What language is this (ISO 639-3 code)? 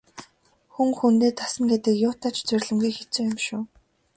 mon